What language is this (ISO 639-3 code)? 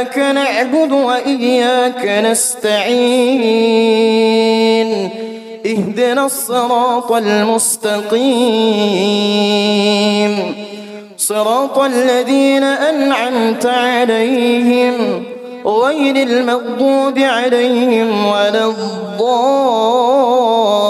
ara